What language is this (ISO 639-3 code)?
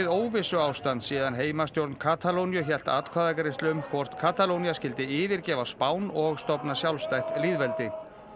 isl